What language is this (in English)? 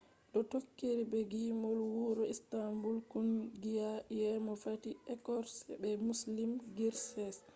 Fula